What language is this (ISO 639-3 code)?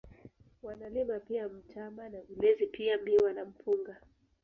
swa